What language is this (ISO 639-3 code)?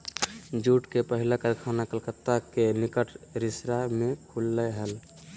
mag